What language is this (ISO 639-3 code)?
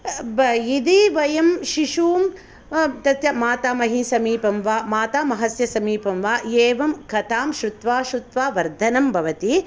san